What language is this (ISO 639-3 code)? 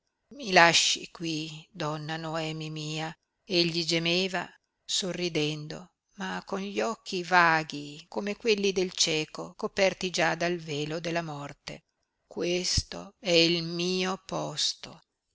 ita